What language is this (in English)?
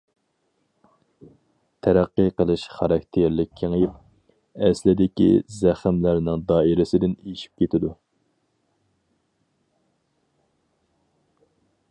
Uyghur